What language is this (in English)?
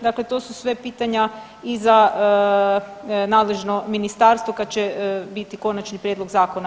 Croatian